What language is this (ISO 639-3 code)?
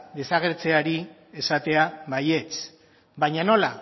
eus